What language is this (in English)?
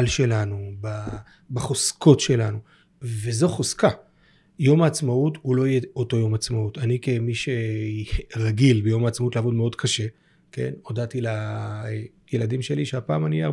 Hebrew